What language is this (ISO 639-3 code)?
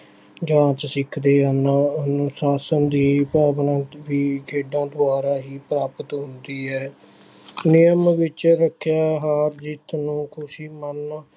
pan